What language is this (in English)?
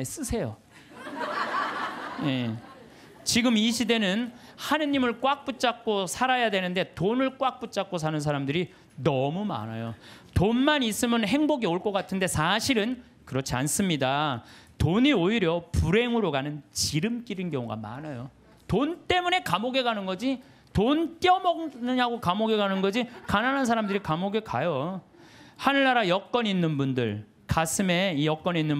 Korean